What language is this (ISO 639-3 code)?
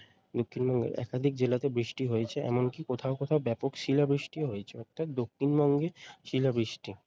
ben